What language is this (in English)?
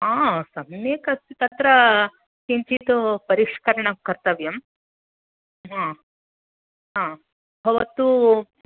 Sanskrit